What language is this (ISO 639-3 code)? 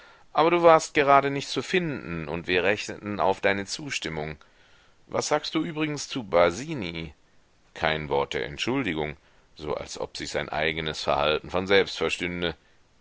deu